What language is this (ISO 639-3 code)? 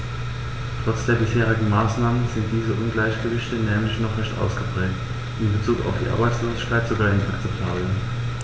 deu